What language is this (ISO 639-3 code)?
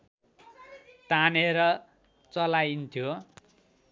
nep